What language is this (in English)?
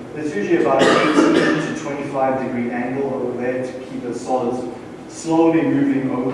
English